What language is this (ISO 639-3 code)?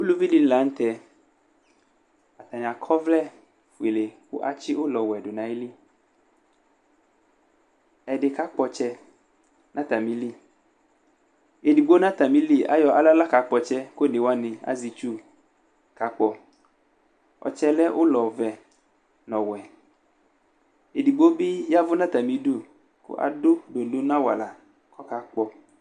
kpo